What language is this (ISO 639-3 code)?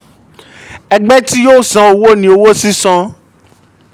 yor